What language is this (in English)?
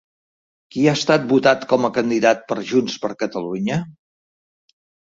Catalan